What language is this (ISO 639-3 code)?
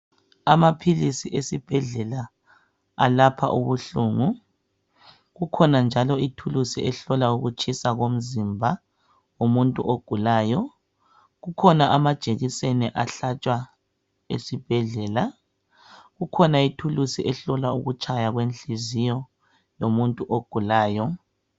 nde